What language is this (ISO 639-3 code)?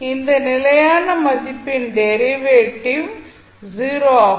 tam